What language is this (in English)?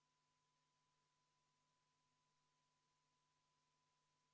Estonian